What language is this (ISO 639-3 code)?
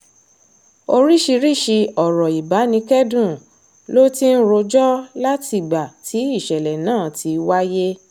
yor